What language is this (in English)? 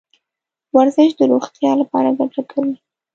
Pashto